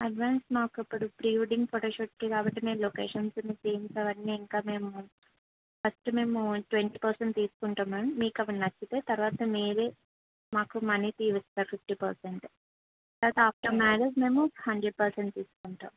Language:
Telugu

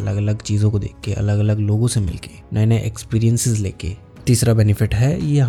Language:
Hindi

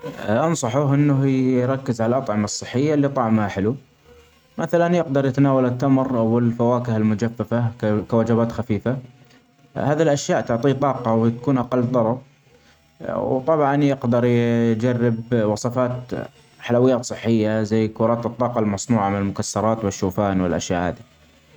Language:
Omani Arabic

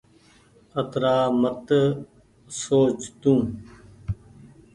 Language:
Goaria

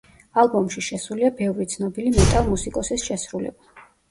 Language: Georgian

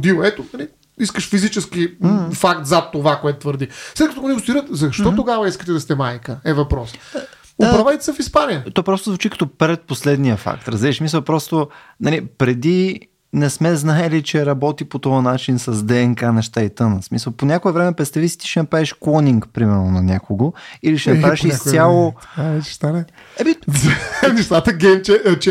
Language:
Bulgarian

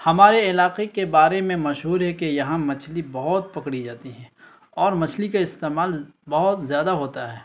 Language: Urdu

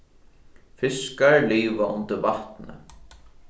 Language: Faroese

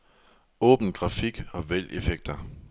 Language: Danish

